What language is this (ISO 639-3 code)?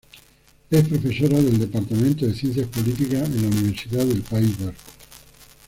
spa